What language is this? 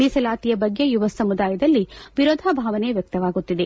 Kannada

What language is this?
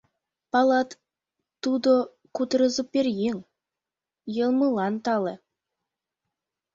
Mari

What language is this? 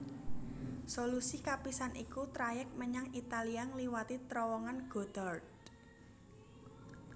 Javanese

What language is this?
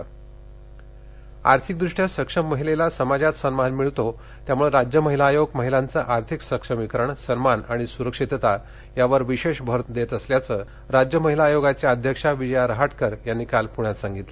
Marathi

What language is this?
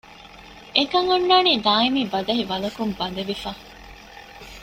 Divehi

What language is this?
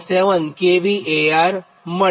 Gujarati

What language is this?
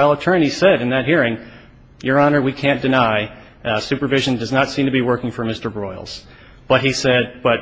English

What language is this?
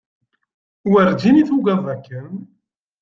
Kabyle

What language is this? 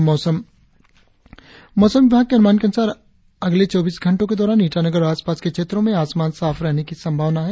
Hindi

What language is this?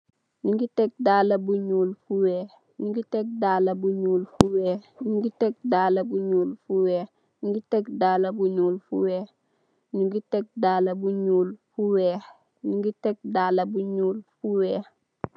Wolof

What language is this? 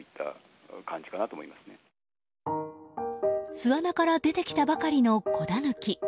Japanese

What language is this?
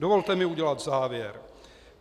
Czech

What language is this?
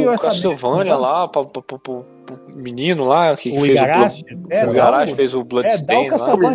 Portuguese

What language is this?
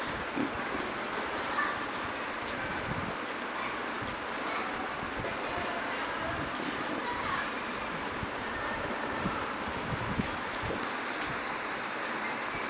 Fula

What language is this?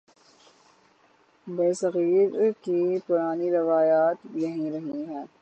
Urdu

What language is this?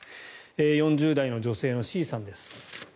Japanese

